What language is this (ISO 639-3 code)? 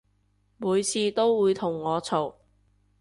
yue